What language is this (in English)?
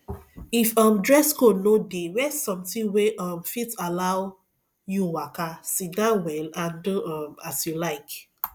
Nigerian Pidgin